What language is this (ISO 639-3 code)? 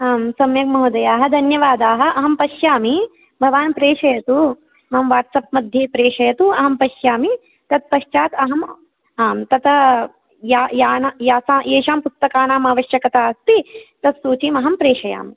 san